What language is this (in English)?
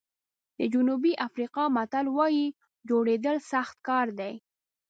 Pashto